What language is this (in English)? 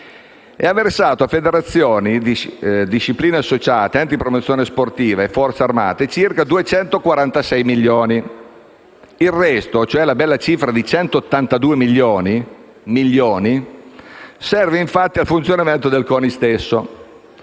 Italian